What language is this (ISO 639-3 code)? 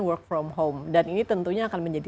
ind